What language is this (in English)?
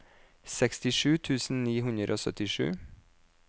Norwegian